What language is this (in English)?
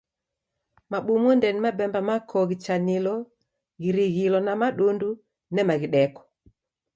Taita